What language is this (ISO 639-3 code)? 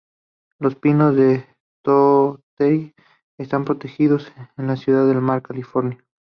spa